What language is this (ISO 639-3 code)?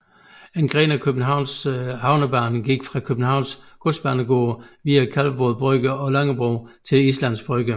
dan